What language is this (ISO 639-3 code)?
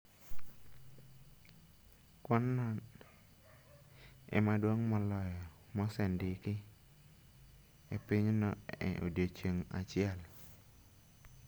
luo